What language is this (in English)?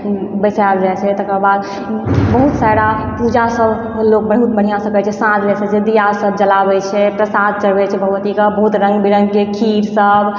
Maithili